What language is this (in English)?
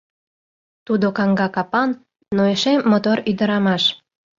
Mari